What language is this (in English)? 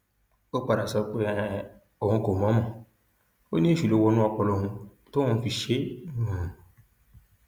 Yoruba